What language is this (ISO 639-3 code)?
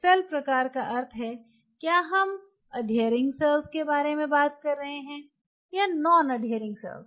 hin